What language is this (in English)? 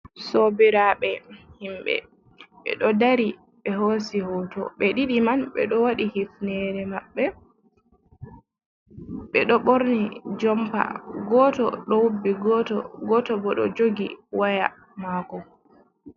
Fula